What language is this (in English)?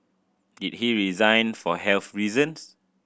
English